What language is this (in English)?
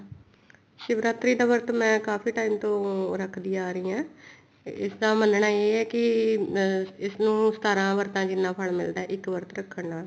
Punjabi